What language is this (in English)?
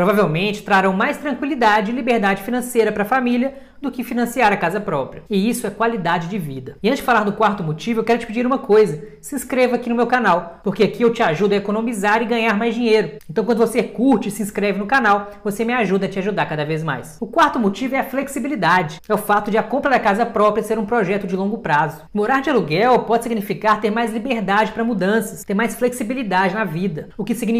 Portuguese